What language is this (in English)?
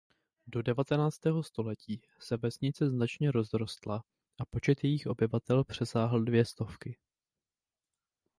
Czech